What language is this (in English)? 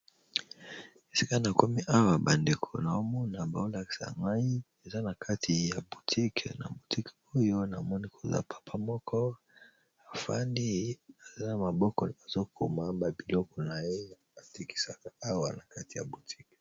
Lingala